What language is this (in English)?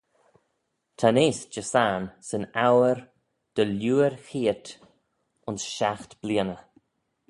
Manx